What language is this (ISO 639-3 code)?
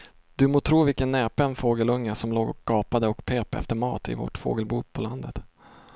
swe